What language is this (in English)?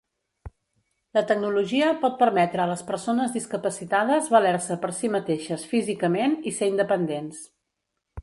Catalan